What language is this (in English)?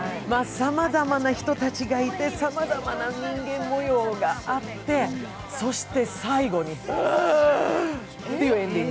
Japanese